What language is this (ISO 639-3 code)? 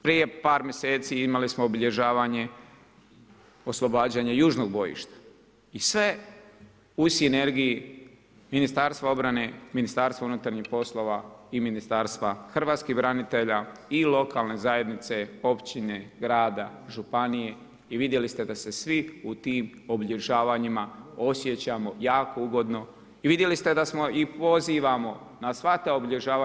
hrv